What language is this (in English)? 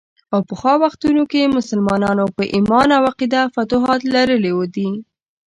Pashto